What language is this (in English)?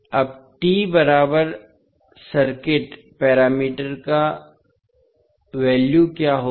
Hindi